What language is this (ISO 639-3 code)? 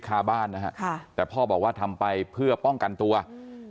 tha